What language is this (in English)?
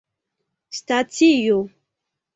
Esperanto